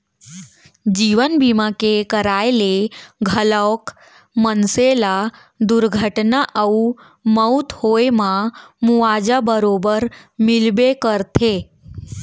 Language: Chhattisgarhi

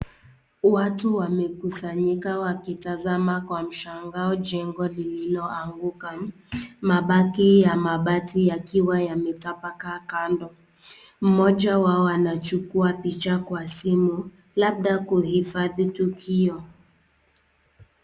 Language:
Swahili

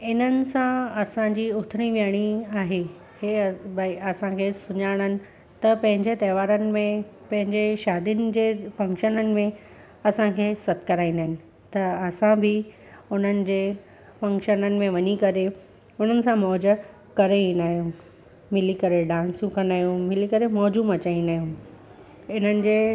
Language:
Sindhi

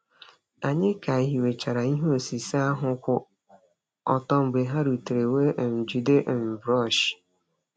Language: Igbo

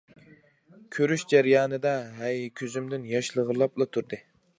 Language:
Uyghur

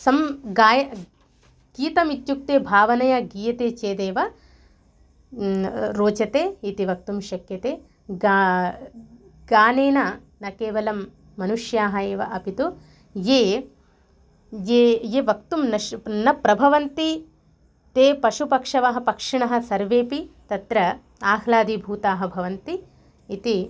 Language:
Sanskrit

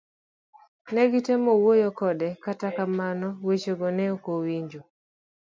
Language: Luo (Kenya and Tanzania)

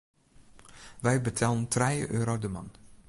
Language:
Western Frisian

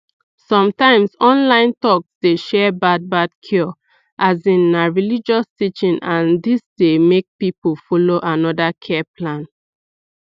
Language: Nigerian Pidgin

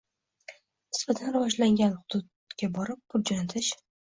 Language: Uzbek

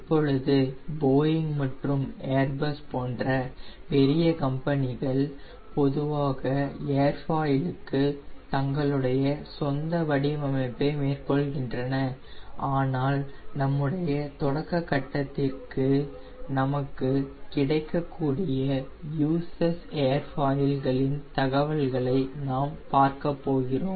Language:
Tamil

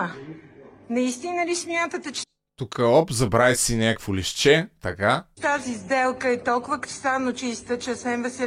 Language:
Bulgarian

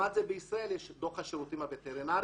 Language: Hebrew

